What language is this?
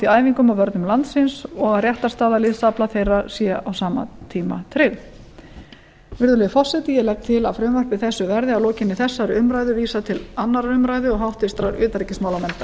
Icelandic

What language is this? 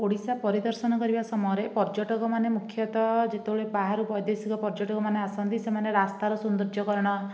Odia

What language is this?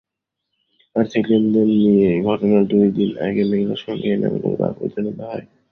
Bangla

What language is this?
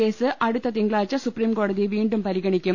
Malayalam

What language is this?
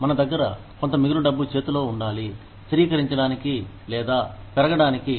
Telugu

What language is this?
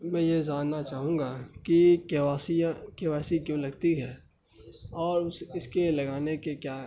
Urdu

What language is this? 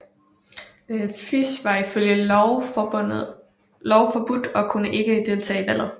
Danish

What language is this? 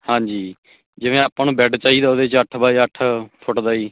Punjabi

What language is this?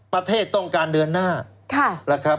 Thai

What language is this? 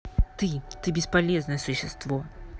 Russian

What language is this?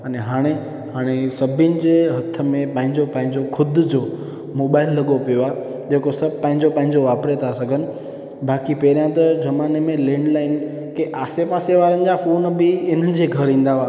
Sindhi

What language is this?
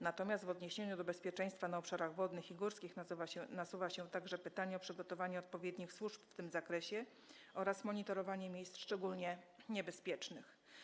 Polish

